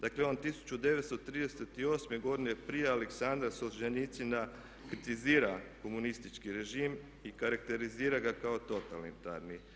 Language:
Croatian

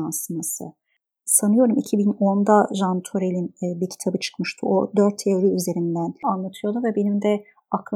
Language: Turkish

